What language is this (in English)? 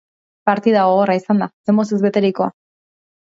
Basque